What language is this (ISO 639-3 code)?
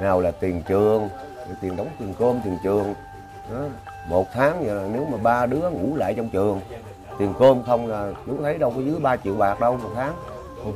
vie